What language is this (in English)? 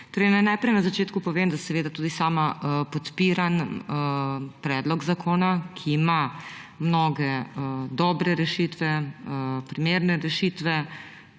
Slovenian